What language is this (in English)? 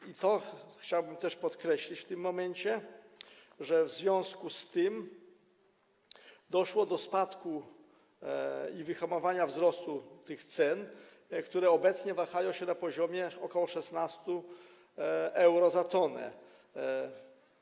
Polish